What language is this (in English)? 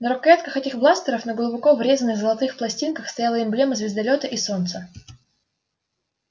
Russian